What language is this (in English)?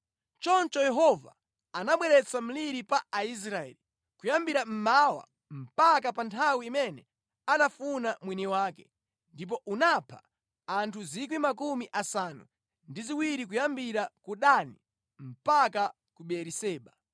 Nyanja